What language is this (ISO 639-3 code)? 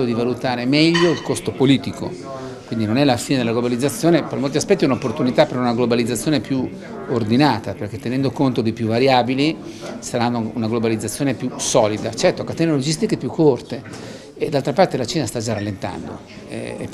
ita